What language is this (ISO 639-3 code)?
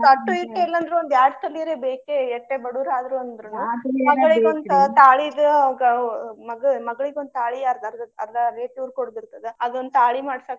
kan